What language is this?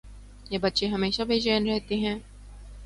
Urdu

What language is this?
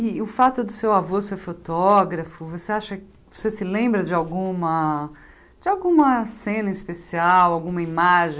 Portuguese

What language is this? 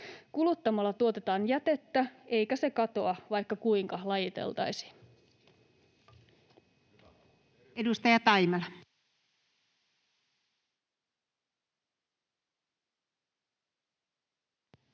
Finnish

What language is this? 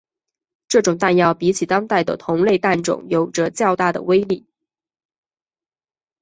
Chinese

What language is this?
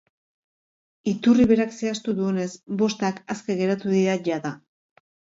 Basque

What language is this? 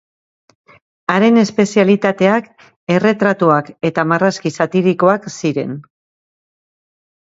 Basque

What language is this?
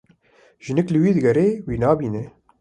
Kurdish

